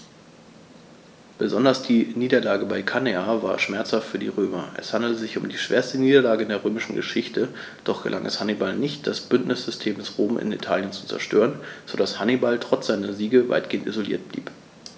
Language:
German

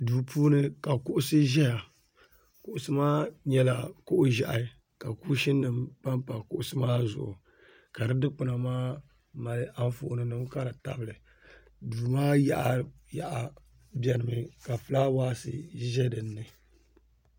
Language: Dagbani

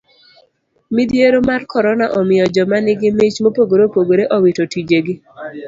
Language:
Luo (Kenya and Tanzania)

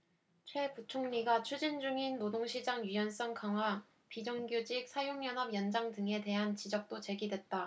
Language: Korean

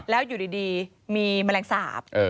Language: Thai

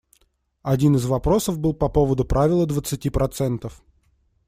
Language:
Russian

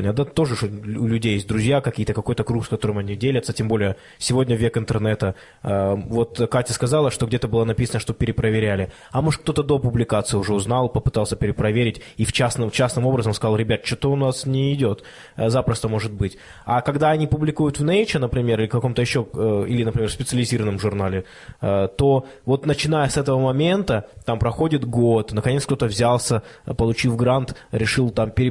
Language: Russian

